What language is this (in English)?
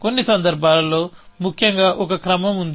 Telugu